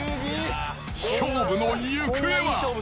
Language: Japanese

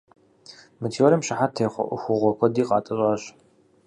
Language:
Kabardian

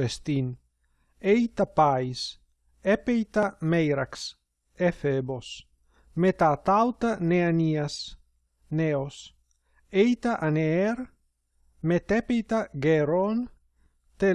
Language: Greek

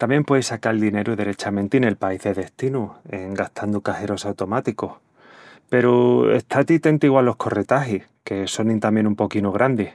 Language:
Extremaduran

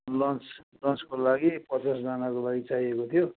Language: Nepali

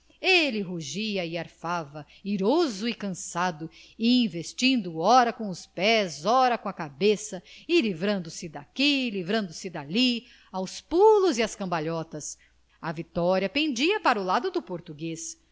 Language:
Portuguese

